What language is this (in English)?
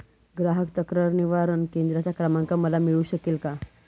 Marathi